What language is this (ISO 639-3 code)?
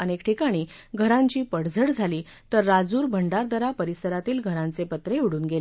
mar